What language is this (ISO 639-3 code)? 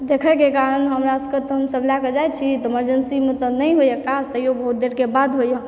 mai